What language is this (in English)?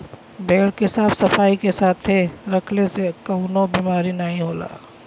Bhojpuri